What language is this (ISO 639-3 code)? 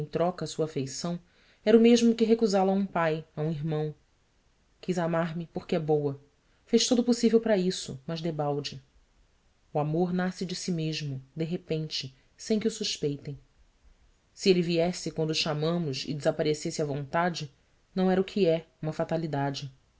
por